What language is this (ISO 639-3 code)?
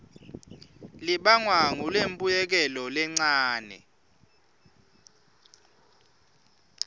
ssw